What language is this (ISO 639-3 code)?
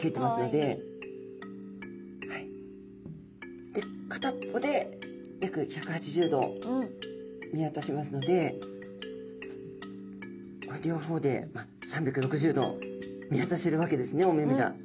jpn